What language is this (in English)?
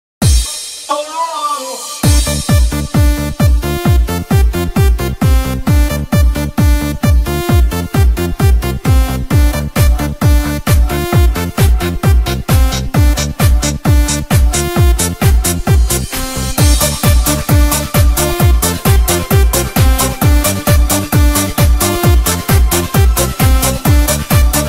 Arabic